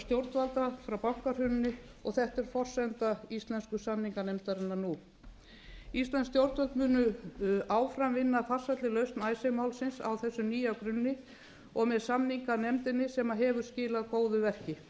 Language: Icelandic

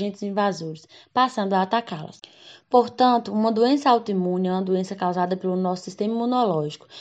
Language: Portuguese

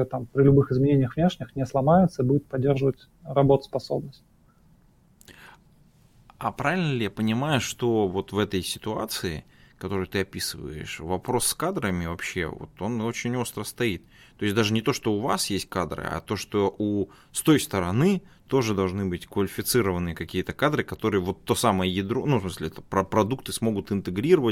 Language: Russian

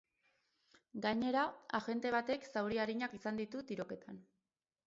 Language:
Basque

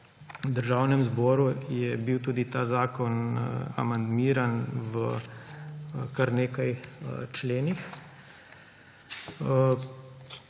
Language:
Slovenian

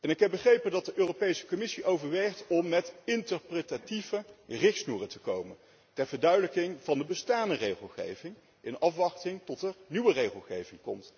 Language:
Dutch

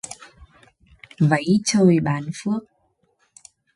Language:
Vietnamese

